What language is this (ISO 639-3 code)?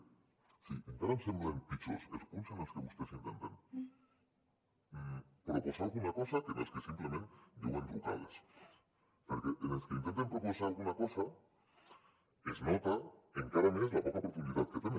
cat